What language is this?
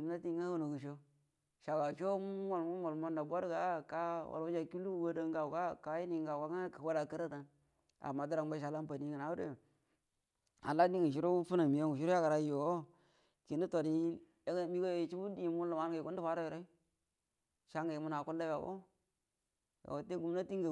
Buduma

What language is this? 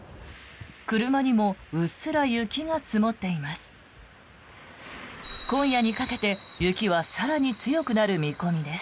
Japanese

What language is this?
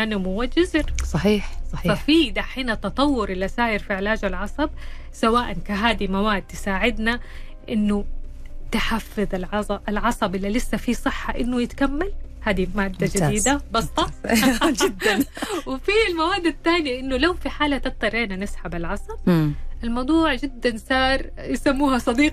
Arabic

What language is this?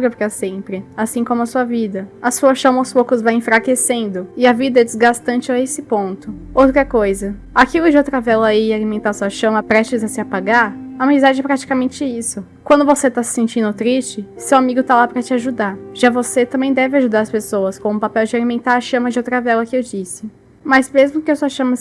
Portuguese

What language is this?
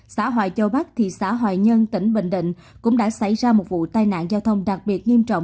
Vietnamese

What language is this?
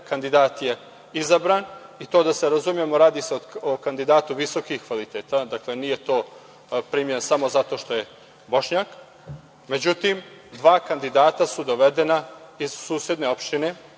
Serbian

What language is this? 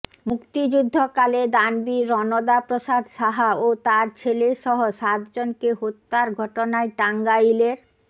Bangla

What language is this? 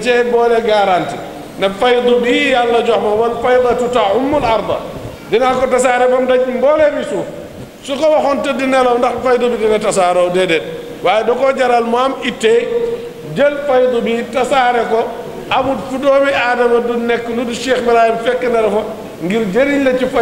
Arabic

